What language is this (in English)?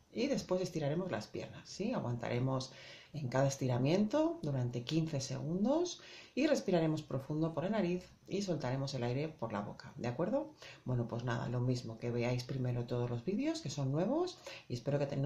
Spanish